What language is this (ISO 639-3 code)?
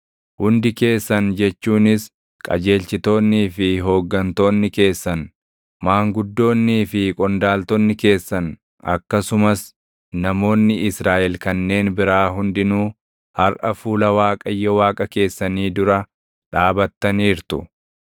orm